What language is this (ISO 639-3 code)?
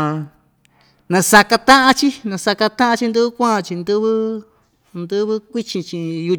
vmj